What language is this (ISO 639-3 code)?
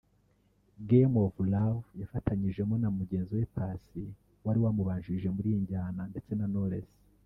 kin